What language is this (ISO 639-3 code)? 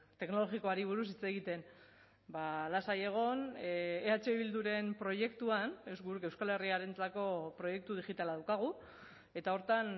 eus